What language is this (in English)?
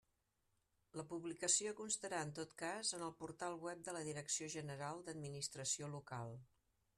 Catalan